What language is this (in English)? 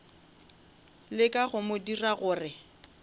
Northern Sotho